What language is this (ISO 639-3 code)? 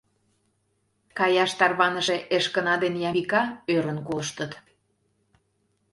chm